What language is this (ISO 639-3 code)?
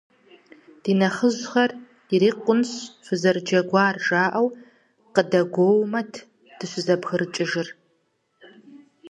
kbd